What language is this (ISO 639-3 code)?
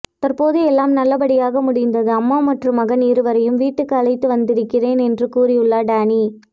tam